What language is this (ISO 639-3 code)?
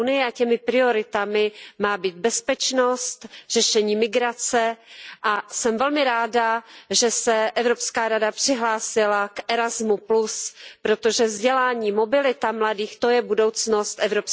ces